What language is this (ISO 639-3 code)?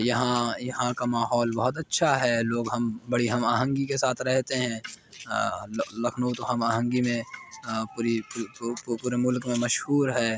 urd